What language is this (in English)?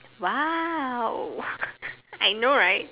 English